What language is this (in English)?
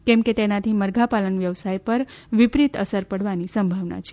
Gujarati